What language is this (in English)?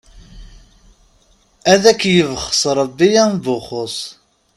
Kabyle